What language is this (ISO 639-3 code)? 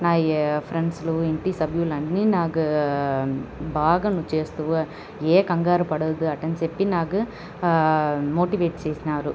tel